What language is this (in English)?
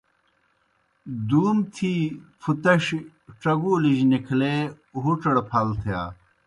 Kohistani Shina